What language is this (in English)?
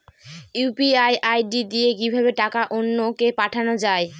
Bangla